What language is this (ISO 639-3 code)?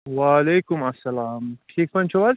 kas